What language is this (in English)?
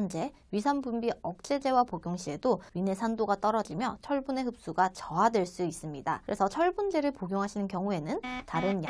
Korean